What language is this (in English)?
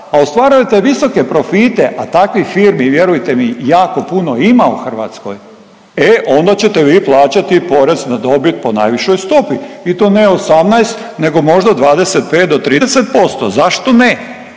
Croatian